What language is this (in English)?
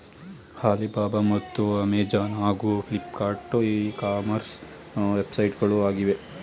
Kannada